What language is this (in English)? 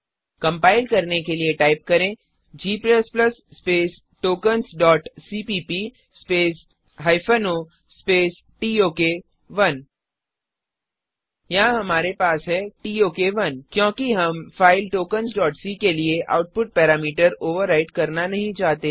Hindi